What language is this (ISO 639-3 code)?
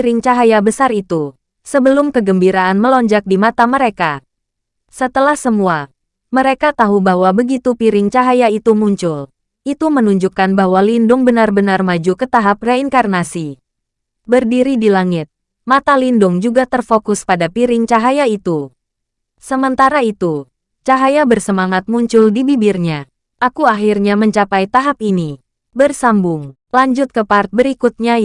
ind